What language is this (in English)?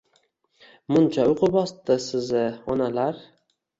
Uzbek